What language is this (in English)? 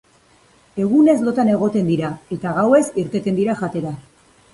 Basque